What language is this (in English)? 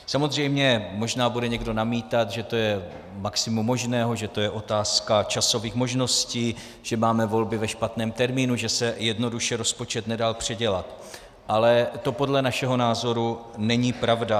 Czech